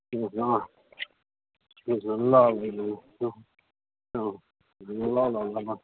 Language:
Nepali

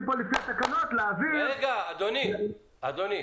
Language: Hebrew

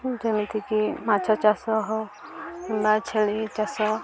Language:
Odia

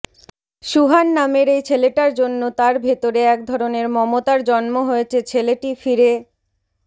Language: Bangla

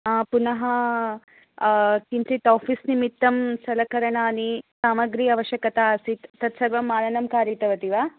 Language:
Sanskrit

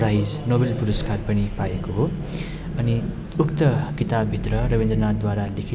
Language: Nepali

